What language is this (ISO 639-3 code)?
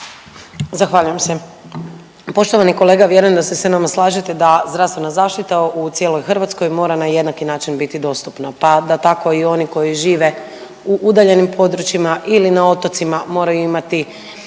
hrv